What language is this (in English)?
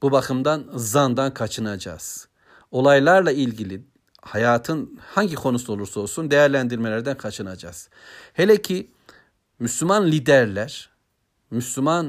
Turkish